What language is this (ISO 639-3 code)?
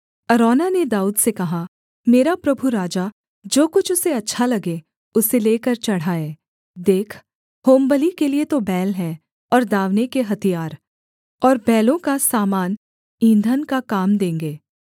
hin